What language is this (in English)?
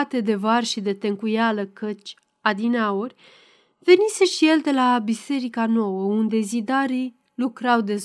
Romanian